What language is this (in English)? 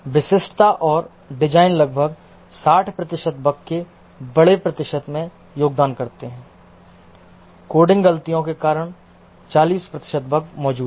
Hindi